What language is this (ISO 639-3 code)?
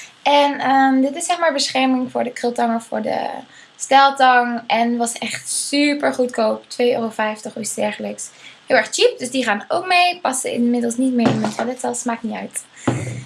nld